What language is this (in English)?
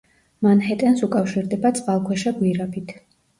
Georgian